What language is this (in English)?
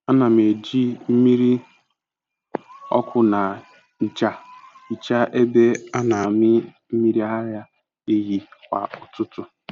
Igbo